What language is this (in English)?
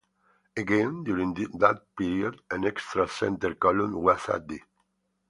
English